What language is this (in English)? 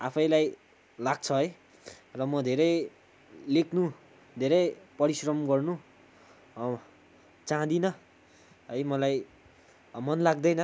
Nepali